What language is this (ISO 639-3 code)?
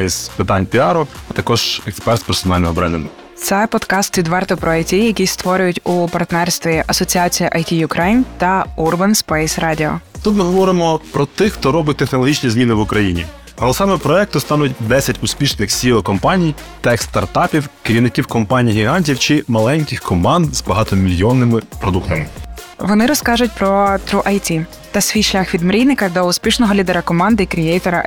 ukr